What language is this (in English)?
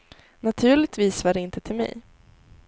Swedish